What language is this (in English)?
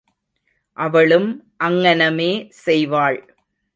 Tamil